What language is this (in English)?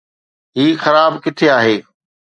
Sindhi